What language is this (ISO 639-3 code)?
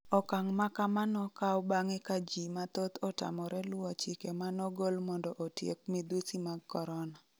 luo